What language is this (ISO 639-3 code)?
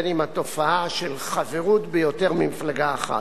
heb